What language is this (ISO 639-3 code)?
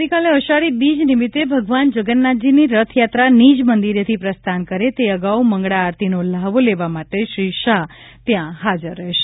guj